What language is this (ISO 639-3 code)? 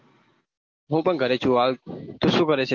guj